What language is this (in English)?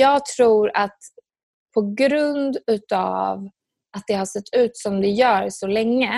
Swedish